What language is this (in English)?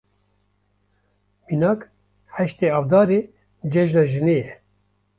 Kurdish